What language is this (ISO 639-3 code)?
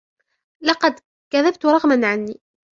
ara